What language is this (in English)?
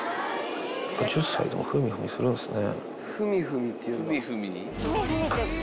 Japanese